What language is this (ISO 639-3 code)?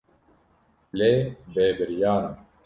kur